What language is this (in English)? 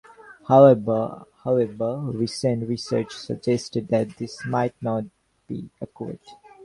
English